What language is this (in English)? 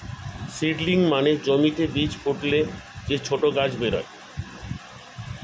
Bangla